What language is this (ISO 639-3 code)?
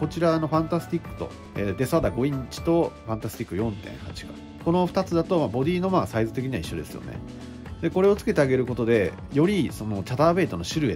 jpn